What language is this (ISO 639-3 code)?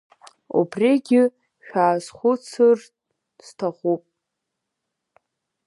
abk